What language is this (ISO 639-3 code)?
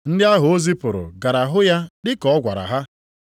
ibo